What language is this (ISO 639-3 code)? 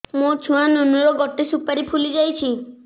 ori